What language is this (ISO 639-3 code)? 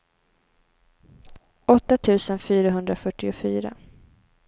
swe